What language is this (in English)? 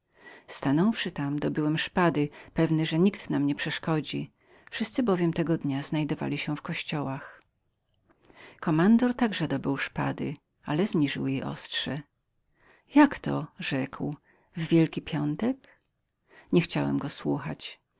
Polish